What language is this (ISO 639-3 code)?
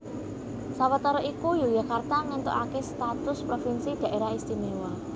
jav